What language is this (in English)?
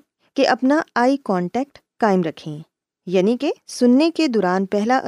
Urdu